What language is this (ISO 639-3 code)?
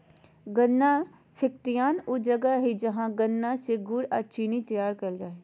mag